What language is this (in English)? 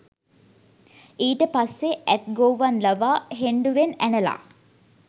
Sinhala